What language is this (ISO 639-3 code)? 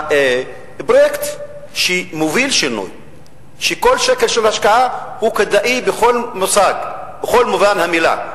heb